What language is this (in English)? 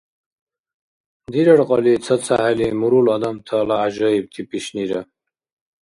Dargwa